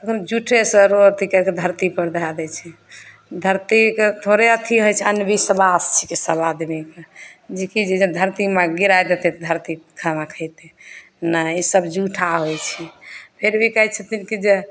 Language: Maithili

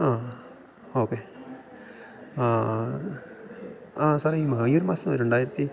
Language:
Malayalam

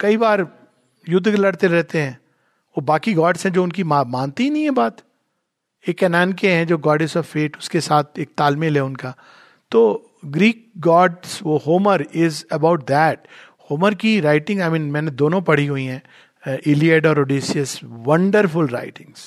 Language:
Hindi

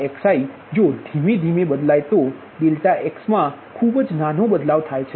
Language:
Gujarati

